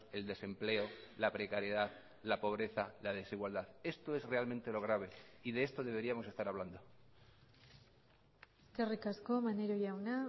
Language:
Spanish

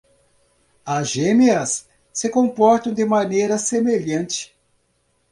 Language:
Portuguese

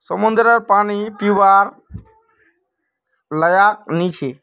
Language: Magahi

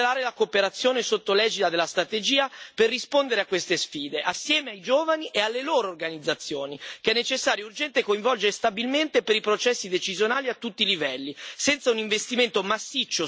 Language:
Italian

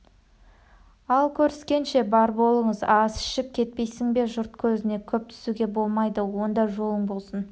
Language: Kazakh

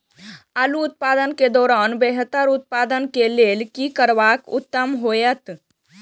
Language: Maithili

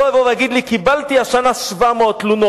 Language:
Hebrew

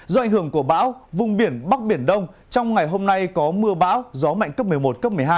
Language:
Vietnamese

